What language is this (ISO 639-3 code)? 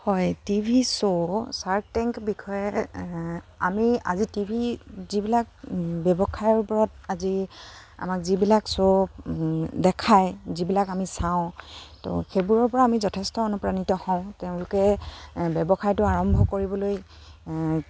asm